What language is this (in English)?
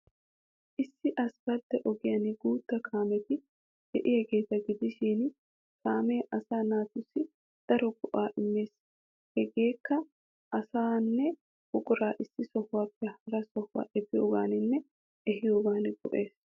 Wolaytta